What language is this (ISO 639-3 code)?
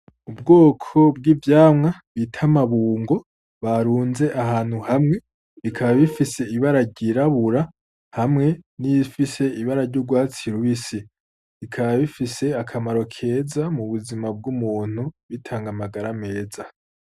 run